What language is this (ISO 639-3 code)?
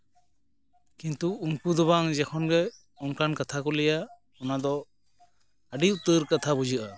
sat